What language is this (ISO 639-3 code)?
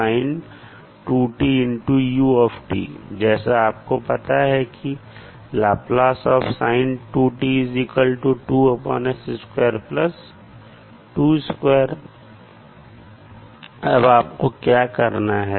hin